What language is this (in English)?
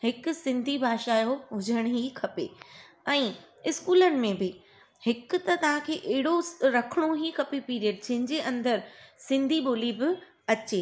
Sindhi